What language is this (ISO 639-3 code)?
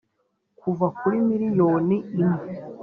kin